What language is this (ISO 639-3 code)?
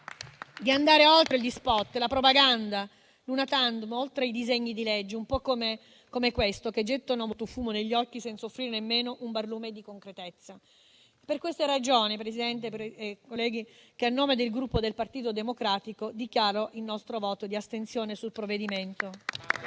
ita